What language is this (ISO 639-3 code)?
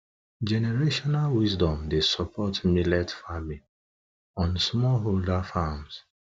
pcm